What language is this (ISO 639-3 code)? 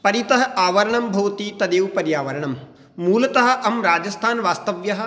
san